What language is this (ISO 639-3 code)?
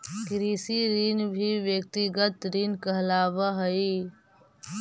mag